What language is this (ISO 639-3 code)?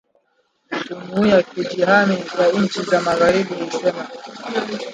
swa